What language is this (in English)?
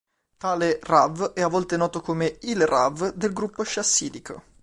Italian